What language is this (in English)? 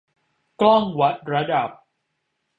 Thai